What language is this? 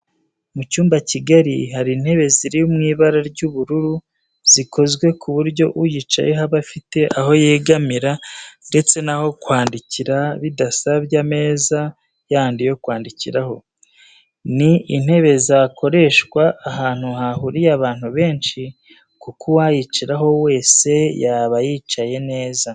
Kinyarwanda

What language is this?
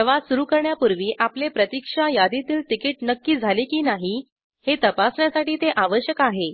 Marathi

